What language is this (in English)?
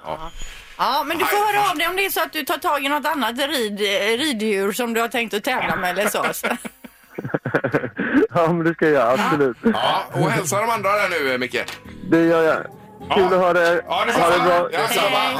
Swedish